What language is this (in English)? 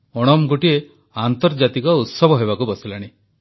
Odia